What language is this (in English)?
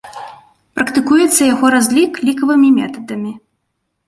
Belarusian